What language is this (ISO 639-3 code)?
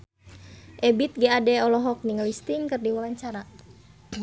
sun